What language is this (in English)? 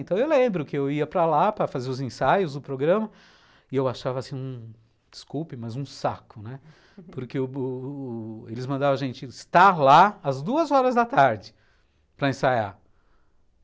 Portuguese